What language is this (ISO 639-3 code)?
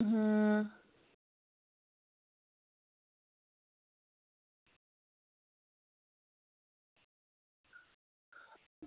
doi